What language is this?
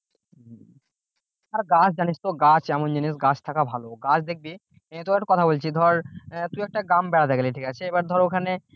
Bangla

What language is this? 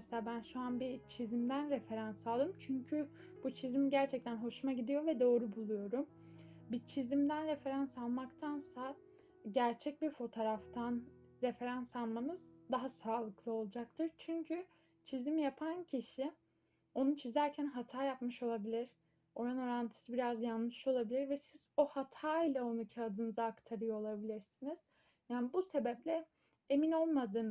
Turkish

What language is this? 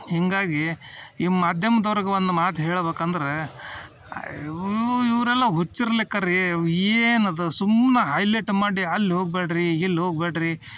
Kannada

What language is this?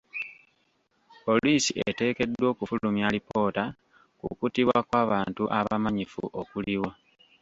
Ganda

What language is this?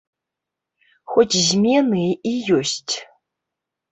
Belarusian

